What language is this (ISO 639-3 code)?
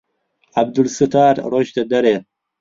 ckb